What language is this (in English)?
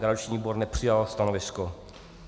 Czech